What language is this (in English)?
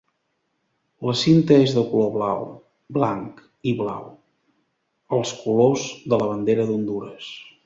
Catalan